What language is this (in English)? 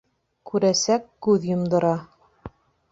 Bashkir